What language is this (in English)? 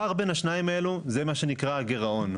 Hebrew